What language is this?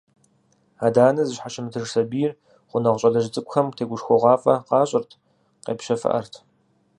Kabardian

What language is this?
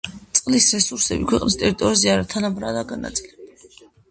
Georgian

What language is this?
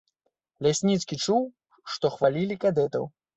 Belarusian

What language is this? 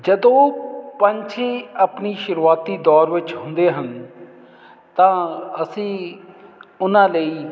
Punjabi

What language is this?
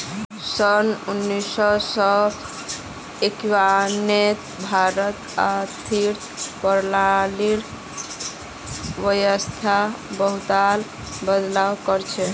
Magahi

